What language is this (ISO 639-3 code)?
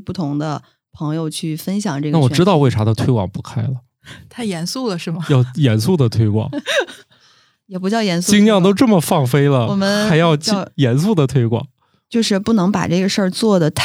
zho